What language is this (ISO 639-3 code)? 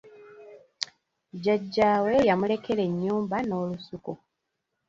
lug